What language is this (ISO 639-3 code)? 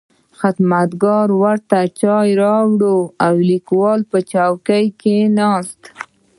pus